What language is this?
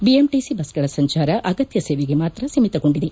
Kannada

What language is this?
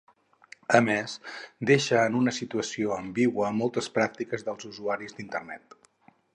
Catalan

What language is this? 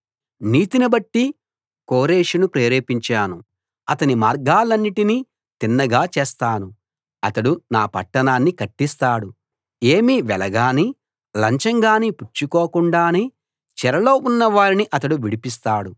Telugu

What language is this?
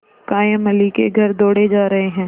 Hindi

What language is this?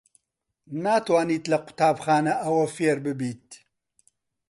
Central Kurdish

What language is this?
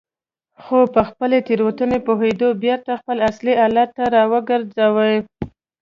Pashto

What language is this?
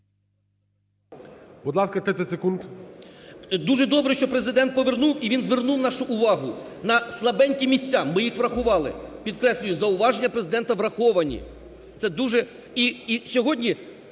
Ukrainian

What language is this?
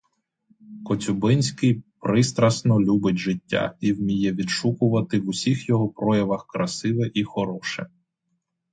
Ukrainian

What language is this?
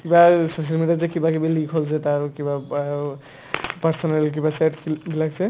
Assamese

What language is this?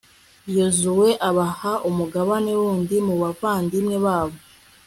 Kinyarwanda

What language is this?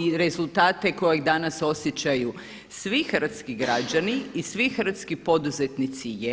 Croatian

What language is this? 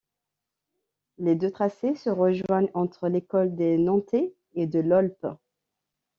French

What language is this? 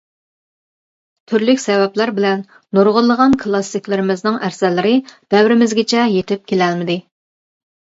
Uyghur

